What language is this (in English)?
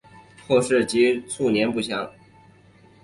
Chinese